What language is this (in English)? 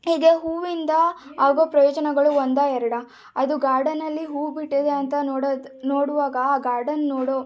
Kannada